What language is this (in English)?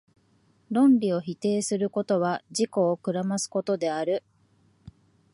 Japanese